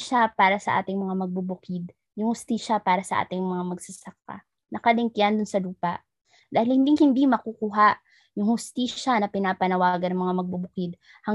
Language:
Filipino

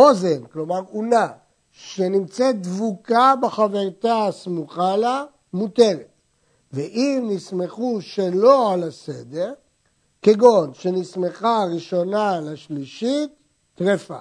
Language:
Hebrew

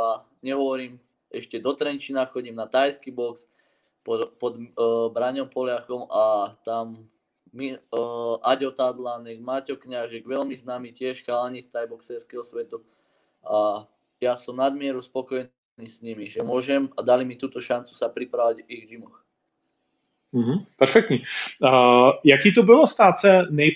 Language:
Czech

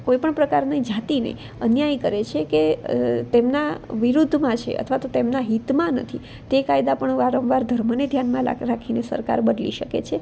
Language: Gujarati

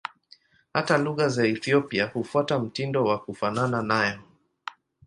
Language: Swahili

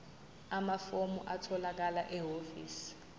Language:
Zulu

